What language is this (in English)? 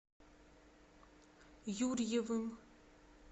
Russian